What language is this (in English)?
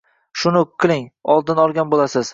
Uzbek